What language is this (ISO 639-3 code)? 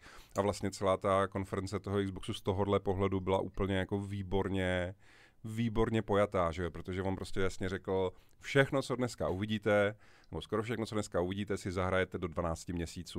ces